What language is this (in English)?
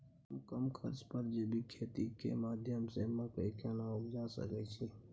Maithili